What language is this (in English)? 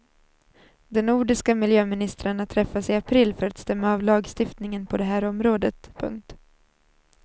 Swedish